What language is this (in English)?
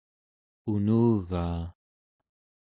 Central Yupik